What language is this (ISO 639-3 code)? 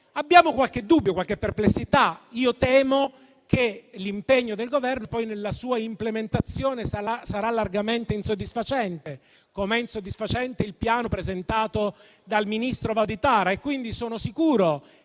ita